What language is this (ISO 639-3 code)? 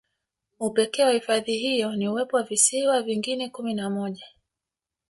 swa